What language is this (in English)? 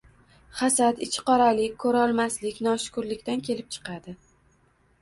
Uzbek